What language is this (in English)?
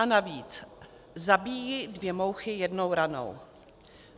Czech